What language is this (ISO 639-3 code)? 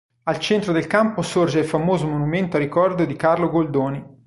ita